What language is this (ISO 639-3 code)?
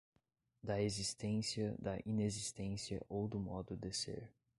por